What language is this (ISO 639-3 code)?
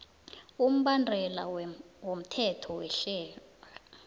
nbl